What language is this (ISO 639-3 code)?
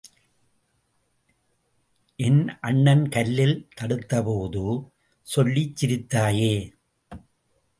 tam